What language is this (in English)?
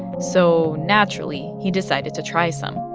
English